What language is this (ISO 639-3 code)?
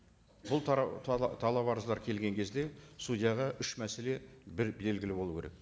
kaz